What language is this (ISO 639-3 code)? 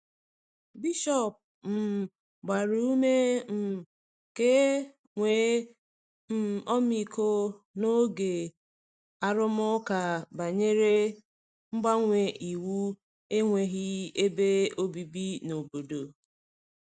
ibo